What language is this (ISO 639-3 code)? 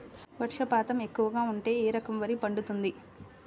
tel